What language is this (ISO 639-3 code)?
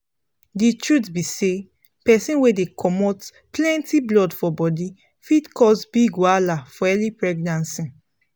pcm